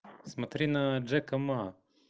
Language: Russian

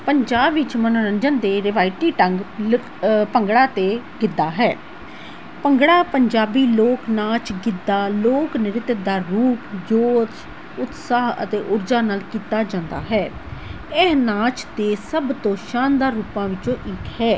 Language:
Punjabi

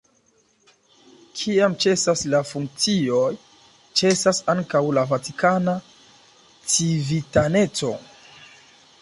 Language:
Esperanto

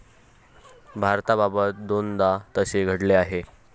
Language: Marathi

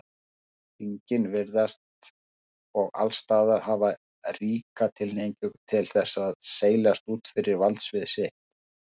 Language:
Icelandic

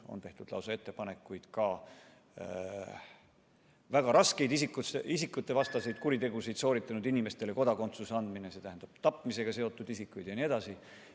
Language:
Estonian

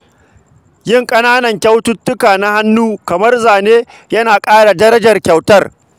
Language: Hausa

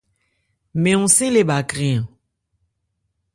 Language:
Ebrié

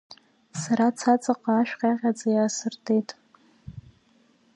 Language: Abkhazian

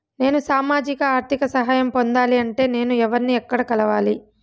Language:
Telugu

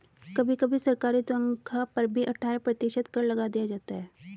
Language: Hindi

